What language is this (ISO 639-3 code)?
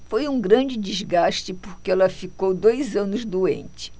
por